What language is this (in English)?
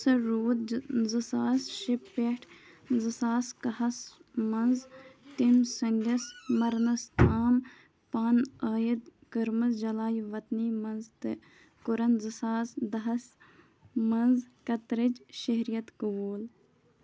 Kashmiri